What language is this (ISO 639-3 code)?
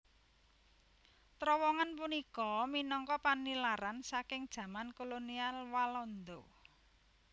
jav